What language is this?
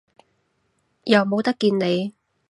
Cantonese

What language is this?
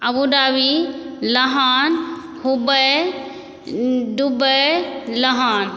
Maithili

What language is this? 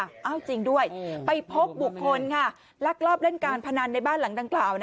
Thai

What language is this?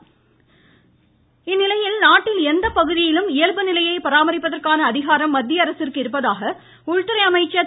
Tamil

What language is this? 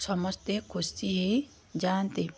Odia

